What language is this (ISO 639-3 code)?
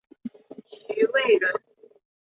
zho